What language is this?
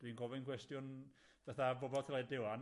Welsh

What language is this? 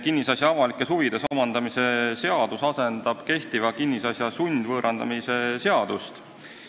Estonian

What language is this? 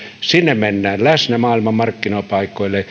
Finnish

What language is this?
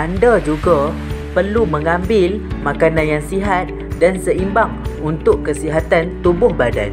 Malay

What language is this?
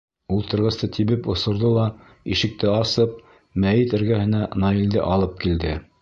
Bashkir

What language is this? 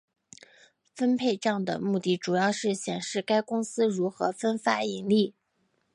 Chinese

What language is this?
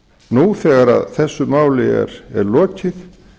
Icelandic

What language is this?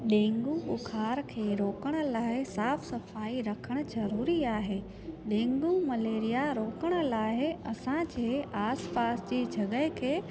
Sindhi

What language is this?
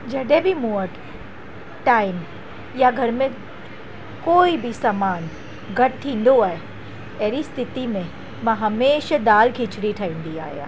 Sindhi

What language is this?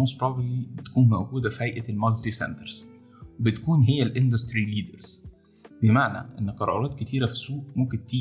Arabic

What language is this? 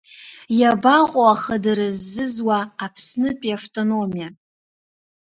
Abkhazian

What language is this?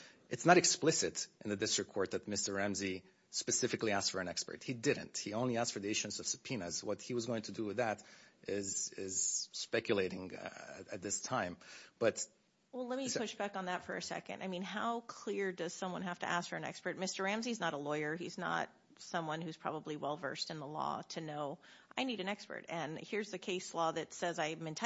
English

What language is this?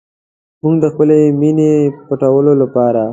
Pashto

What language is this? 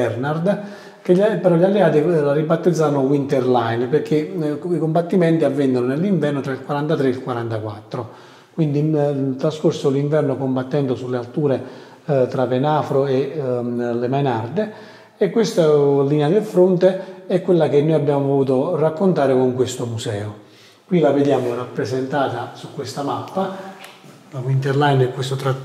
Italian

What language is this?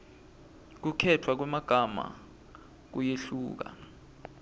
Swati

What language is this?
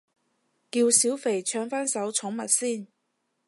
Cantonese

